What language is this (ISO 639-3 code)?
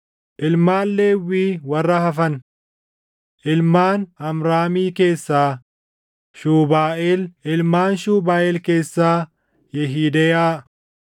orm